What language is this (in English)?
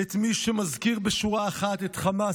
Hebrew